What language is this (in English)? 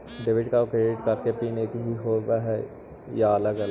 Magahi